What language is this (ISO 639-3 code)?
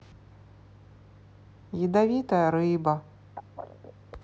rus